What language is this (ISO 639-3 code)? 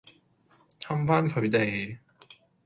yue